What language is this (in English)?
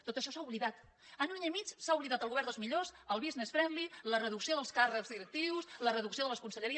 Catalan